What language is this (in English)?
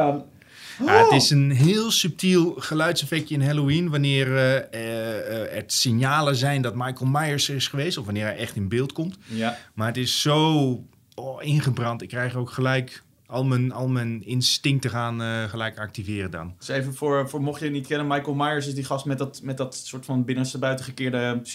Dutch